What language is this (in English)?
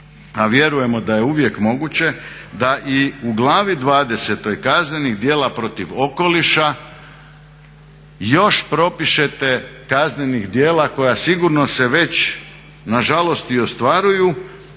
Croatian